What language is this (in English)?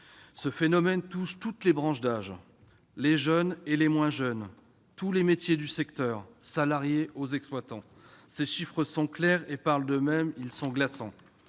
French